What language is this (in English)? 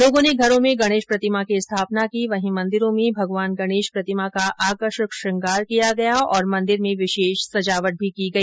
Hindi